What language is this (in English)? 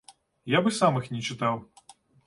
Belarusian